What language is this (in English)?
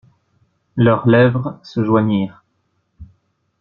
French